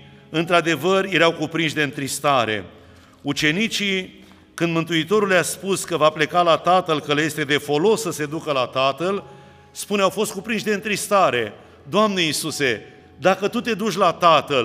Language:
Romanian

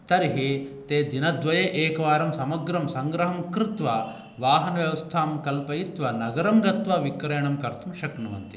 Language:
Sanskrit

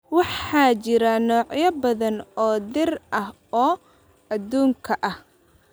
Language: Somali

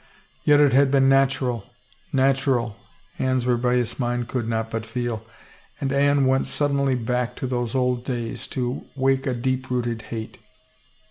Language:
English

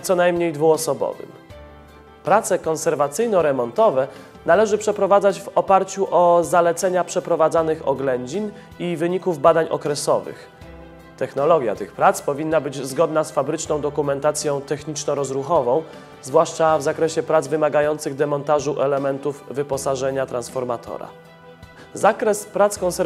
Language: Polish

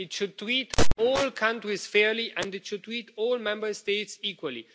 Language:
English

